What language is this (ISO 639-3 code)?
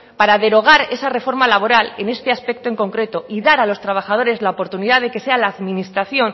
spa